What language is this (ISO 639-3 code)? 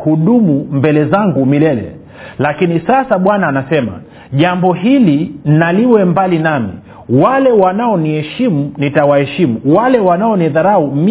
swa